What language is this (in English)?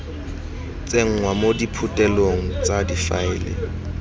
Tswana